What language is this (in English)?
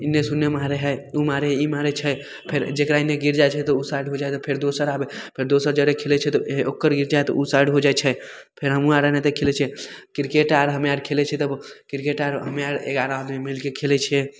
Maithili